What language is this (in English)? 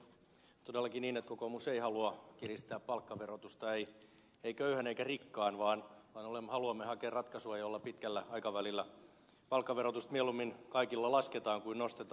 Finnish